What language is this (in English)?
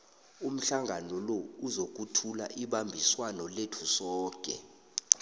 South Ndebele